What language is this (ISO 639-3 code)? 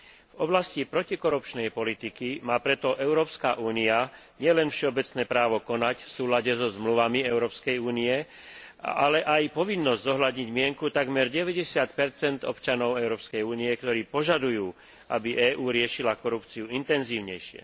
slk